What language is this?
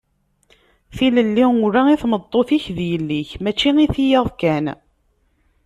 Kabyle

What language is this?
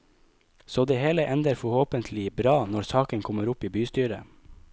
Norwegian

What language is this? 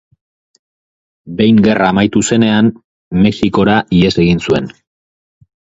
Basque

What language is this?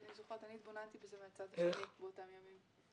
Hebrew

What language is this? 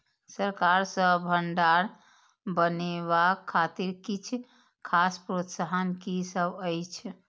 Maithili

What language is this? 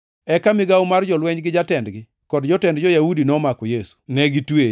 Luo (Kenya and Tanzania)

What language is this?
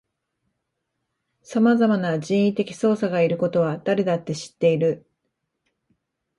Japanese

